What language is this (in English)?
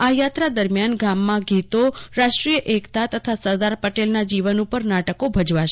Gujarati